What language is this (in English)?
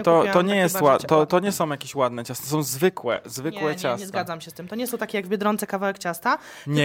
Polish